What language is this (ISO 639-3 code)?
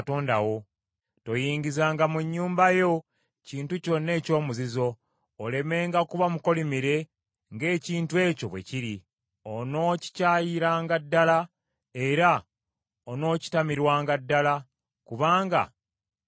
lug